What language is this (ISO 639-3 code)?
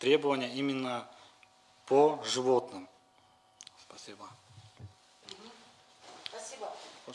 rus